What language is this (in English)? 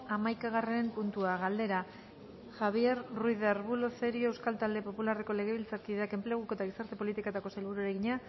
Basque